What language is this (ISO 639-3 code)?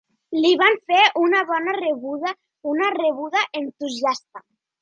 cat